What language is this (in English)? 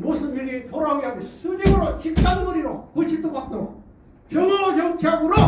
Korean